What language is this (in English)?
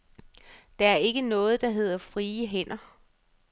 Danish